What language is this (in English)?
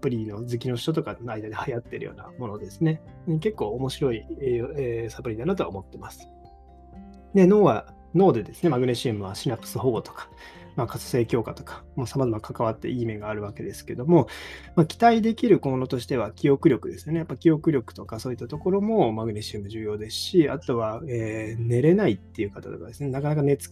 Japanese